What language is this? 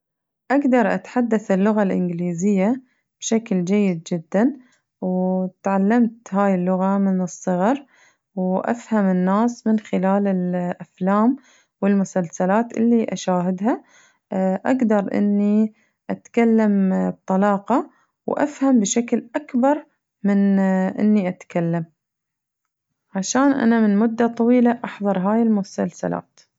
Najdi Arabic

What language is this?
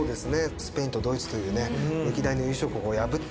Japanese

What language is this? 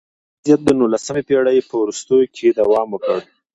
Pashto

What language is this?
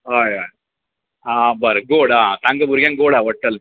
Konkani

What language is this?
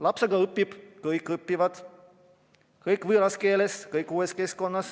Estonian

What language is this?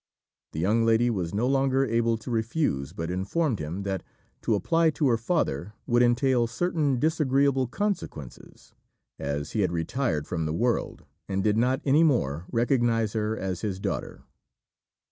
English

